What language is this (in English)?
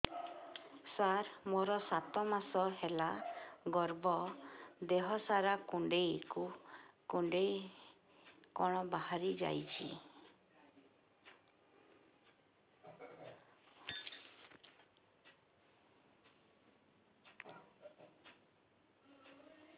Odia